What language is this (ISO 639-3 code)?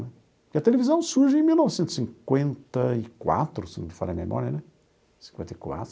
por